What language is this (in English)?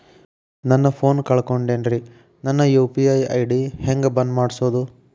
Kannada